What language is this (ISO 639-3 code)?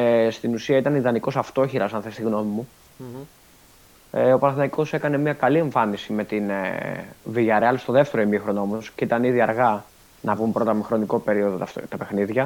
ell